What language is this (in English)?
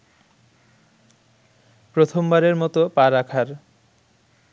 Bangla